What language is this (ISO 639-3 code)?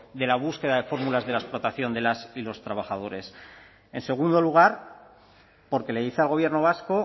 spa